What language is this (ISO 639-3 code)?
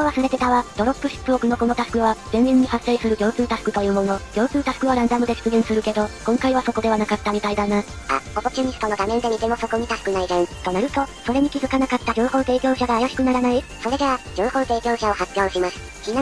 jpn